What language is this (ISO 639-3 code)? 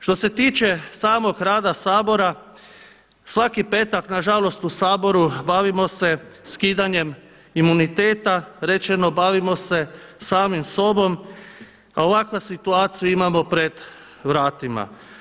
hrv